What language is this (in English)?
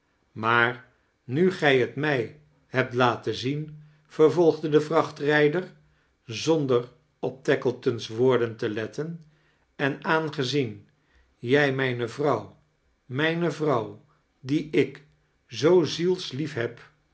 Dutch